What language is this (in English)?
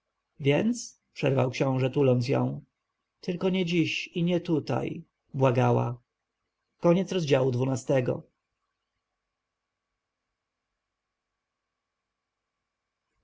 Polish